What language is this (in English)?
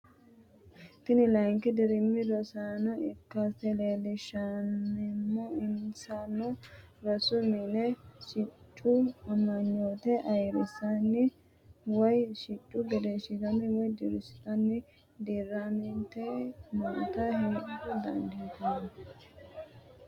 Sidamo